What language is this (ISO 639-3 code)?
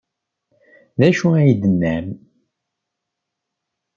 kab